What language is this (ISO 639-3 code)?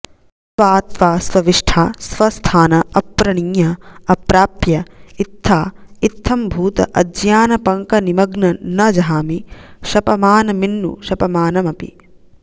san